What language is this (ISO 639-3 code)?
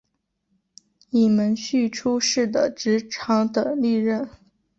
zho